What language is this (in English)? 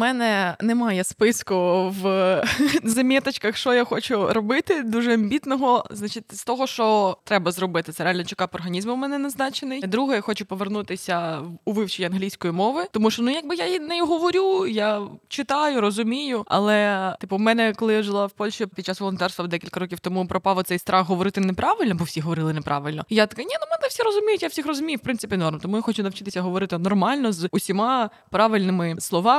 Ukrainian